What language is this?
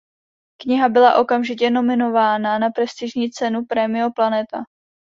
Czech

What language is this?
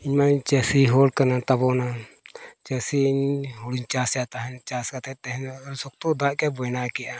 Santali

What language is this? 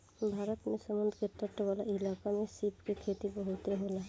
Bhojpuri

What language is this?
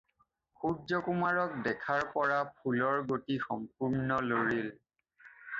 Assamese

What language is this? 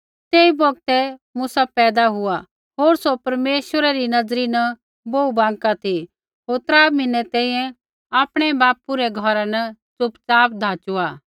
Kullu Pahari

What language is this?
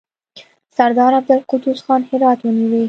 Pashto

